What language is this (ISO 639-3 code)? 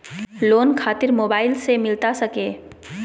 mag